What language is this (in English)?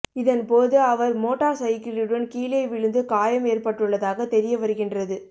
Tamil